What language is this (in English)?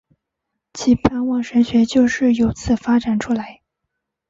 Chinese